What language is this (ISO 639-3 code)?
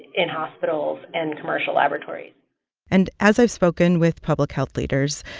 eng